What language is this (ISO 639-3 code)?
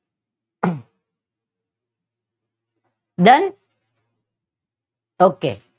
guj